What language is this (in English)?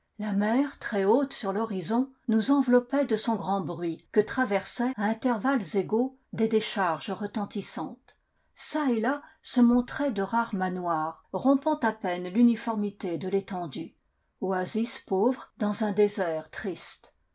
French